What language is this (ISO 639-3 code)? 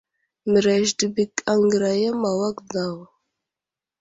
udl